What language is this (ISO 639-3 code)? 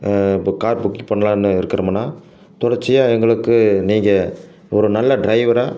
tam